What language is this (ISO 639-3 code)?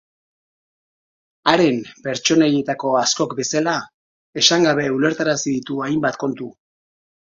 eus